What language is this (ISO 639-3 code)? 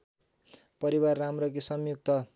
nep